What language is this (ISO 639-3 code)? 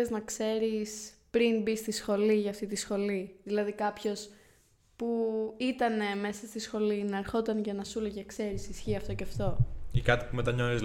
ell